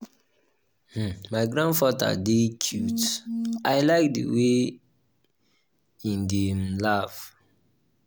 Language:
Nigerian Pidgin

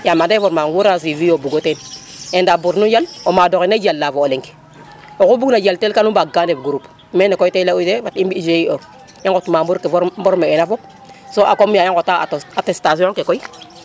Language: Serer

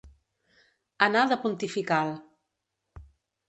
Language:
Catalan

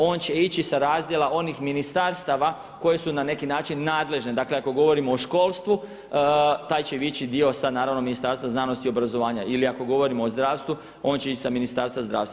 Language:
Croatian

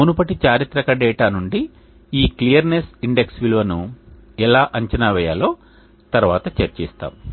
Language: Telugu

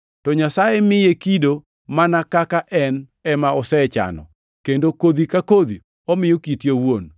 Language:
Luo (Kenya and Tanzania)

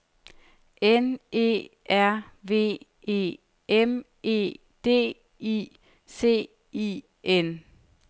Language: Danish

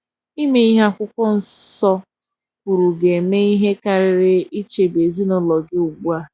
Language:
Igbo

